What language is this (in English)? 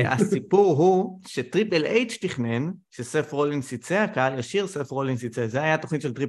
Hebrew